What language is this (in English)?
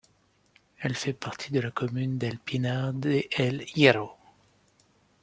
French